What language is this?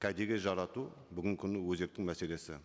Kazakh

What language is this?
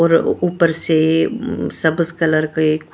Hindi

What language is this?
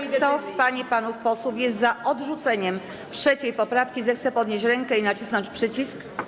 Polish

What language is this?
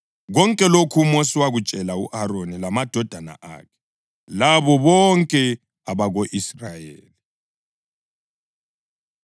North Ndebele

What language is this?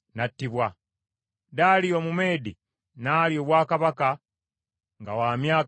Ganda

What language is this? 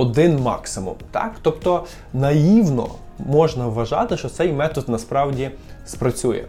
Ukrainian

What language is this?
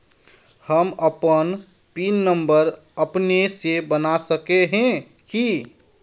Magahi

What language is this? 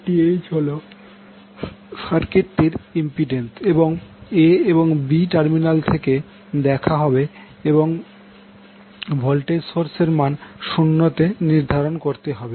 Bangla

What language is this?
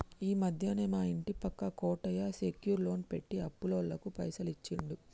Telugu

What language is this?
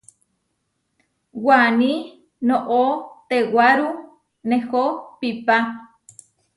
Huarijio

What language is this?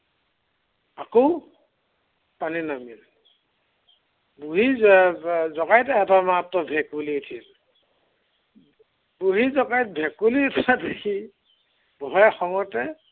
Assamese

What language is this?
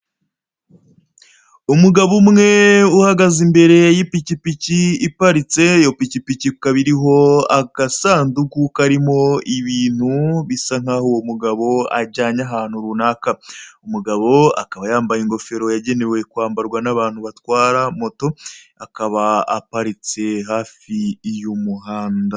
Kinyarwanda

